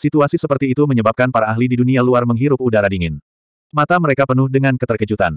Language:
Indonesian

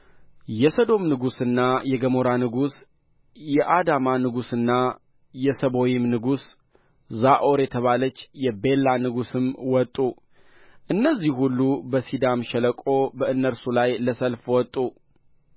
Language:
Amharic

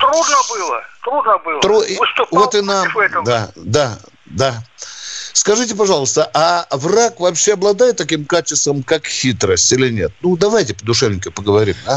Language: Russian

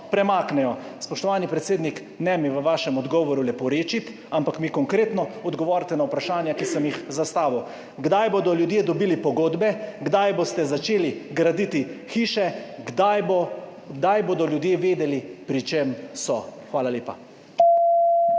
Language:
Slovenian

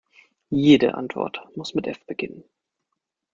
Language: German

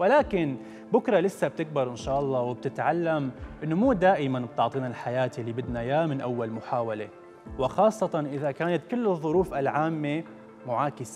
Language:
Arabic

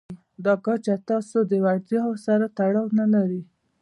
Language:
Pashto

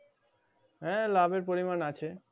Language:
Bangla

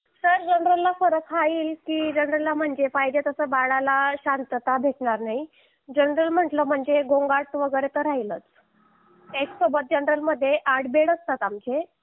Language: Marathi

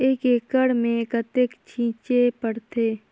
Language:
Chhattisgarhi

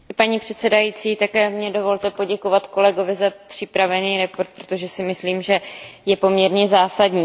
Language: Czech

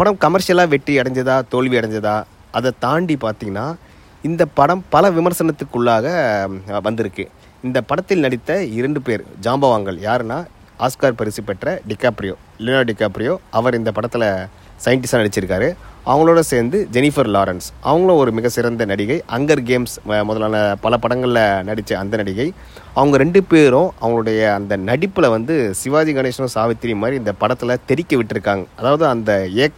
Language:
Tamil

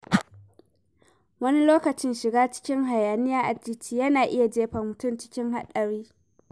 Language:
Hausa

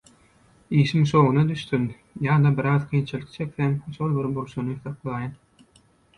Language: Turkmen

